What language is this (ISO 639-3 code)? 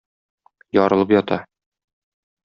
tat